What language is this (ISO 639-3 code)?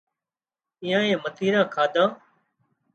kxp